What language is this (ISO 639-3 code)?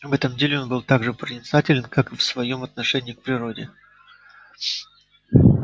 rus